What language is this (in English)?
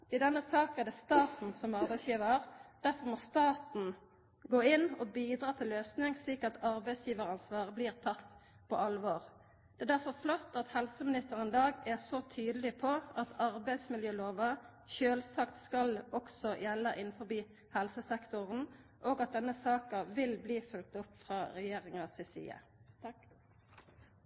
Norwegian Nynorsk